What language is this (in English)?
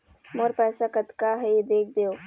Chhattisgarhi